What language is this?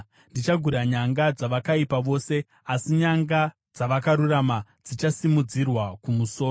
Shona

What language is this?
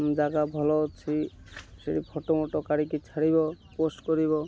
Odia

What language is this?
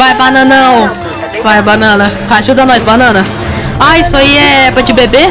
Portuguese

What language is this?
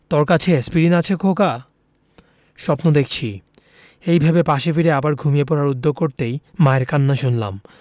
Bangla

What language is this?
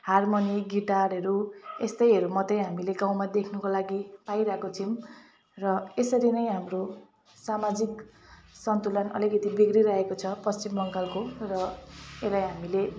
Nepali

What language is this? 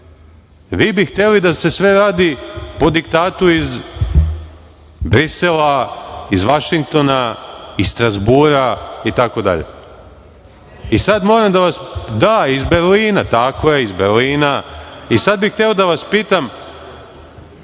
Serbian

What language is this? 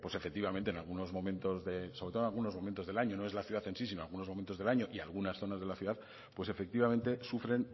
Spanish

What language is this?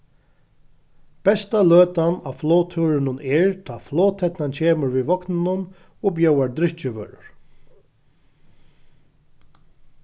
Faroese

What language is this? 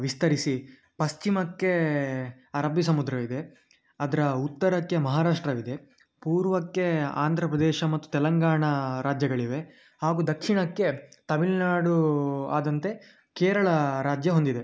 Kannada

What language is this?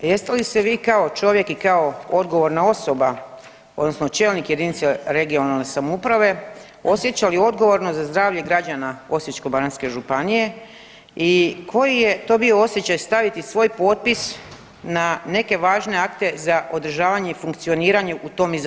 Croatian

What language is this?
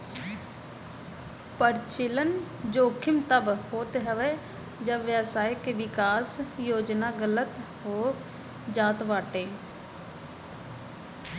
Bhojpuri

